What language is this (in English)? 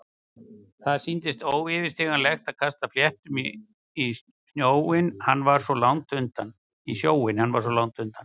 Icelandic